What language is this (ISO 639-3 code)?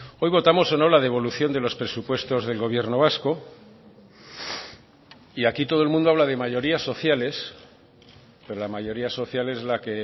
spa